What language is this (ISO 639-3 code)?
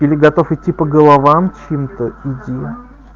rus